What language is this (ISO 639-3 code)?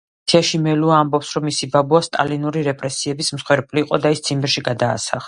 kat